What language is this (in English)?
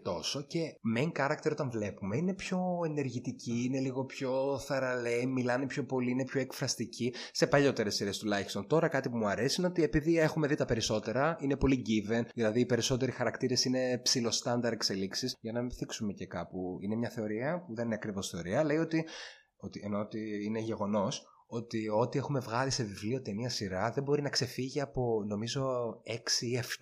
Greek